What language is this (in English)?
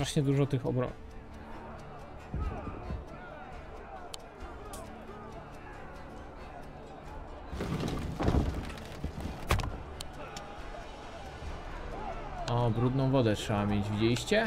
Polish